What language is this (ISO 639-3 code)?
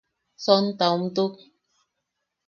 yaq